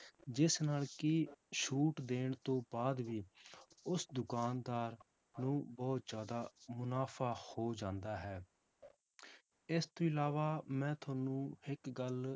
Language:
Punjabi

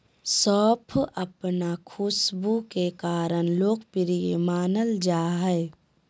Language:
Magahi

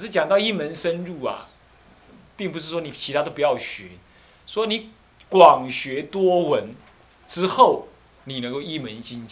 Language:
Chinese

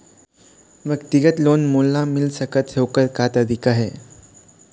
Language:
Chhattisgarhi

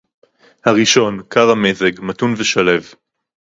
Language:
Hebrew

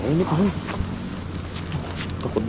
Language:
Indonesian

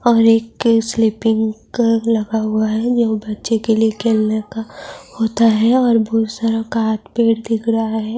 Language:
Urdu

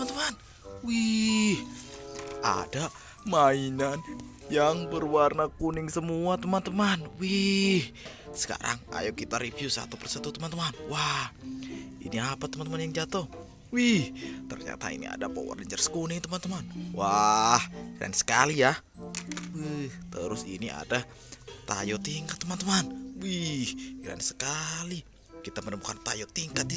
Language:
Indonesian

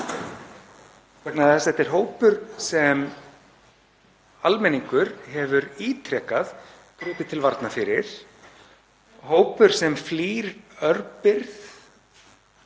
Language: Icelandic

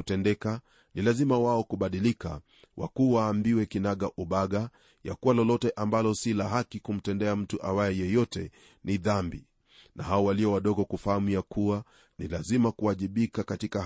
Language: Swahili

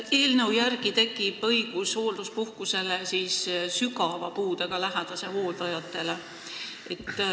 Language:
Estonian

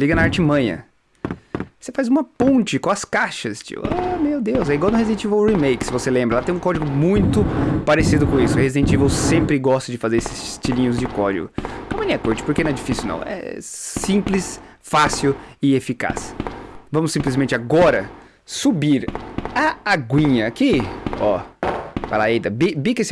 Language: Portuguese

